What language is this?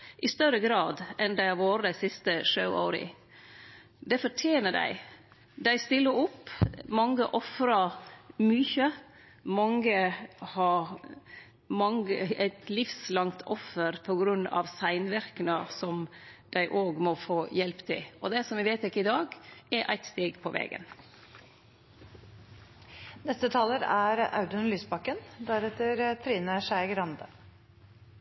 Norwegian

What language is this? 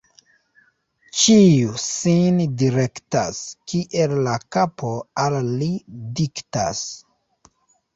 Esperanto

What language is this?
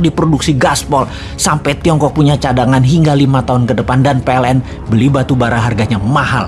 Indonesian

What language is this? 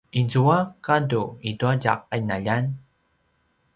Paiwan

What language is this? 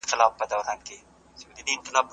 Pashto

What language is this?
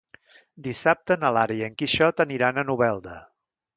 Catalan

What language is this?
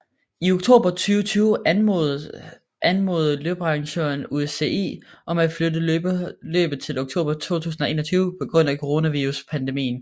Danish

